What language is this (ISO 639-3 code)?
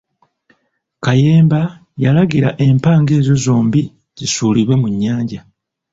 lug